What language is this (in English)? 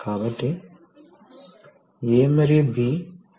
Telugu